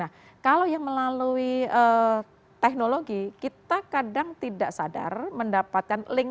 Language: Indonesian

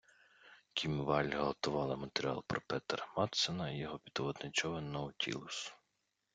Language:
Ukrainian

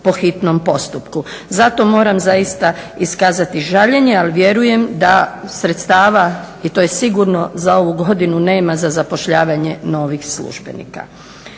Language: Croatian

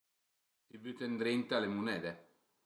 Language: Piedmontese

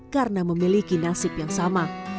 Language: Indonesian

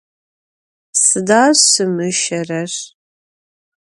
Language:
Adyghe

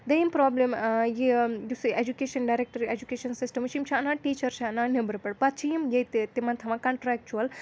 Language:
Kashmiri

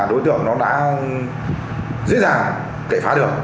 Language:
Vietnamese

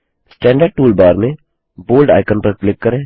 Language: Hindi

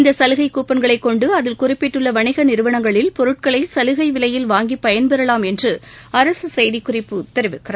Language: Tamil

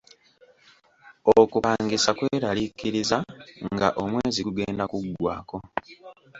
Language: Ganda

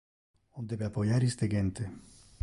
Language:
Interlingua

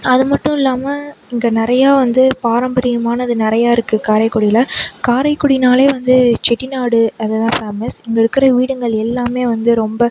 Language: Tamil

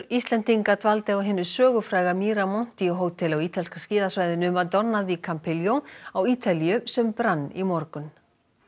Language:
Icelandic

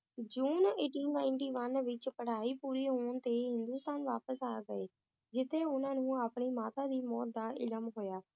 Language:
Punjabi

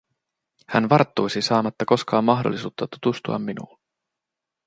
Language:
Finnish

